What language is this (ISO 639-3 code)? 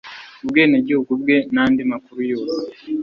kin